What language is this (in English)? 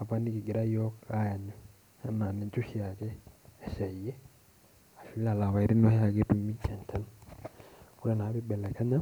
Masai